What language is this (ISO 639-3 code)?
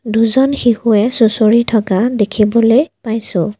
asm